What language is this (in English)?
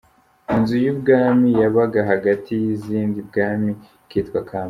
Kinyarwanda